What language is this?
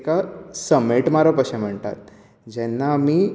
Konkani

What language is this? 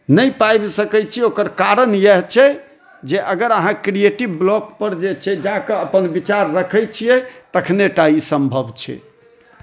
Maithili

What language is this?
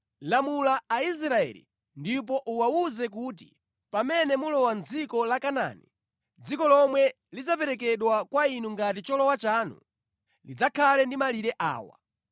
Nyanja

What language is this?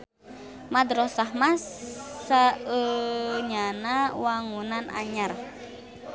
Sundanese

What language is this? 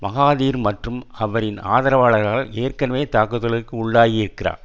Tamil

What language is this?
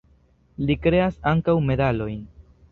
Esperanto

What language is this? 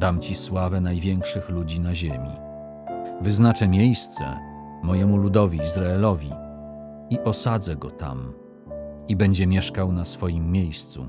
Polish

